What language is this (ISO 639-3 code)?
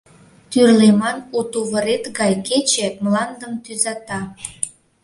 chm